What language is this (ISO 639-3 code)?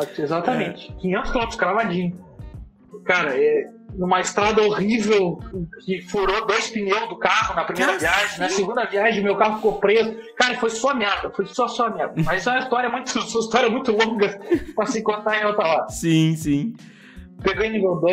por